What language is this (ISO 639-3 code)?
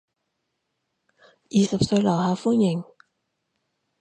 yue